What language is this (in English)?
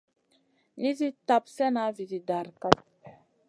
Masana